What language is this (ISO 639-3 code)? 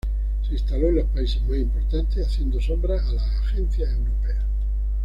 spa